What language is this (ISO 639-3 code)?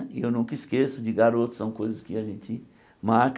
por